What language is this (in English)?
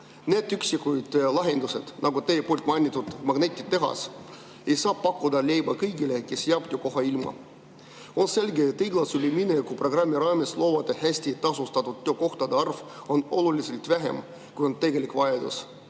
Estonian